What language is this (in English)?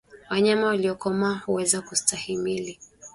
Swahili